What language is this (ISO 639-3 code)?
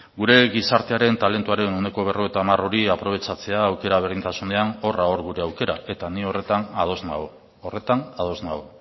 eus